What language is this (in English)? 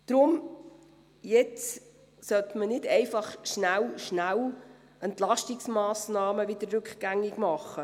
Swiss German